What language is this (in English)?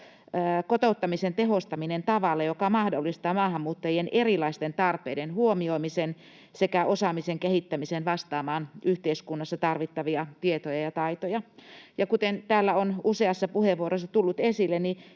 Finnish